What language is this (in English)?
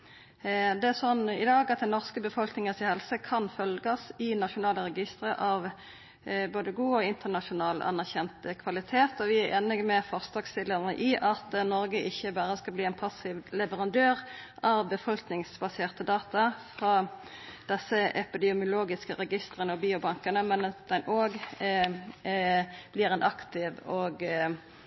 Norwegian Nynorsk